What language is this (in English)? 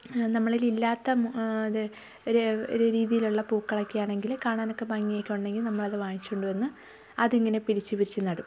Malayalam